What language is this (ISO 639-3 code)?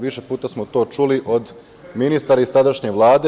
srp